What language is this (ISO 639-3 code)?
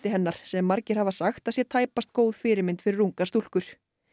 isl